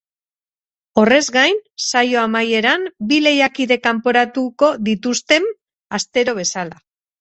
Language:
Basque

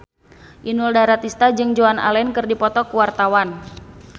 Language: Sundanese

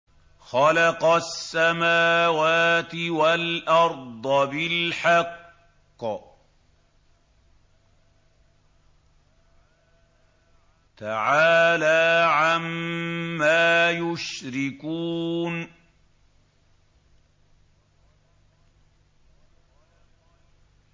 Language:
Arabic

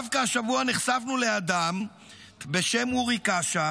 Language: Hebrew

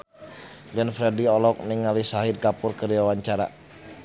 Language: Sundanese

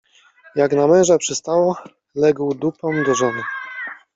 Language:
Polish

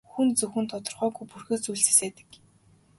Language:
Mongolian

